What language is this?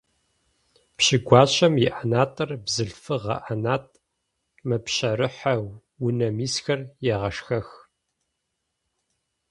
Adyghe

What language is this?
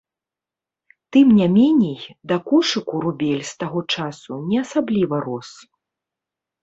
Belarusian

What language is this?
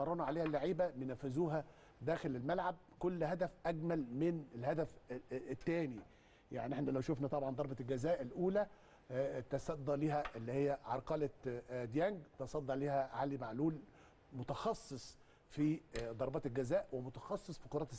Arabic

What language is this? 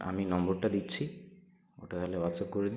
Bangla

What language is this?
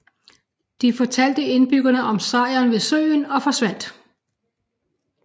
Danish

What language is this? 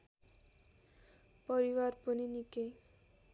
Nepali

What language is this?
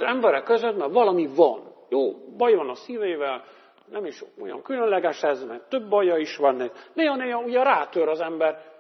Hungarian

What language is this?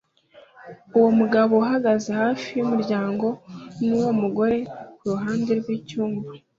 Kinyarwanda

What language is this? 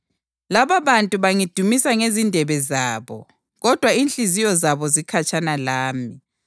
North Ndebele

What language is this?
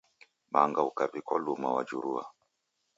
Taita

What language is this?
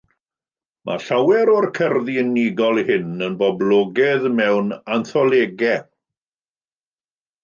Welsh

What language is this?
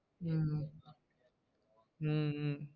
Tamil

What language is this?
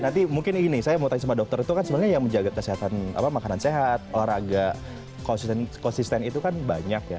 Indonesian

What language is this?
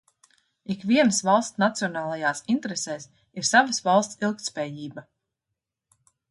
Latvian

